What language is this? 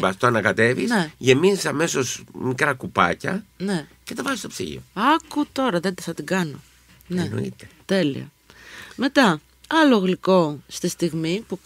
Greek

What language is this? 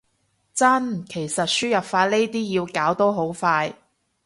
Cantonese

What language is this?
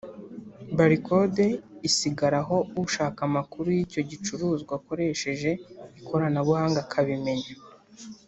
Kinyarwanda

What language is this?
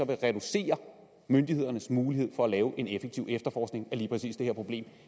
Danish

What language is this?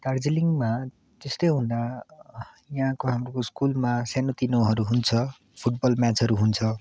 Nepali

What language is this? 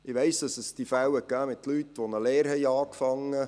Swiss German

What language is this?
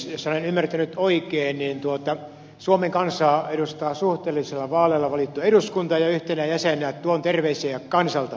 Finnish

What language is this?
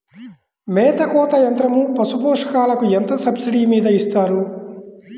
Telugu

